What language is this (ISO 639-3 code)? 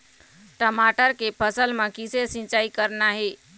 hne